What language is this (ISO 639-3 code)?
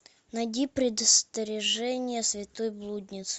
rus